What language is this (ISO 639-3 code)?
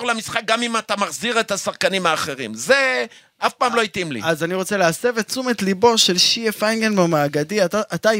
heb